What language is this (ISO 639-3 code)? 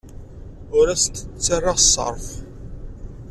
kab